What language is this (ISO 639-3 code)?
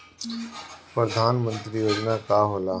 bho